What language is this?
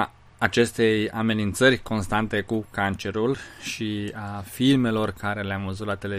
Romanian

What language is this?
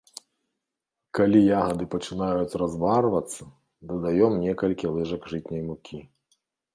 Belarusian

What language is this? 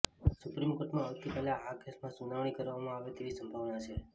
Gujarati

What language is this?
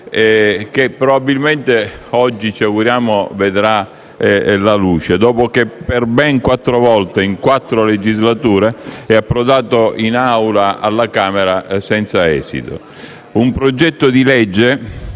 Italian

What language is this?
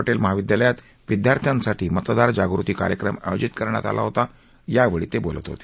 Marathi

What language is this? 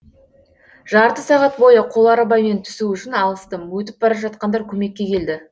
Kazakh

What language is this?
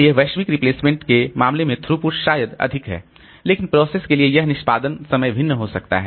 Hindi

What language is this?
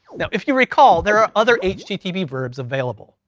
English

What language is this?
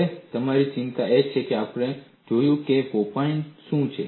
Gujarati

